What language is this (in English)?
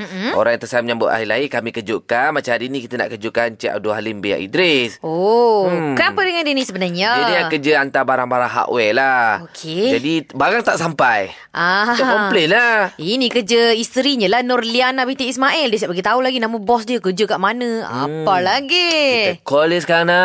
Malay